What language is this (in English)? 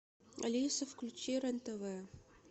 Russian